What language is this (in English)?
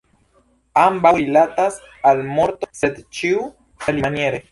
Esperanto